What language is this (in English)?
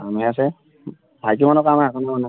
Assamese